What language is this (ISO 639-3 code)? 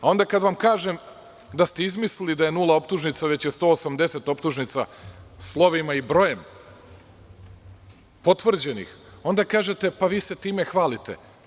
srp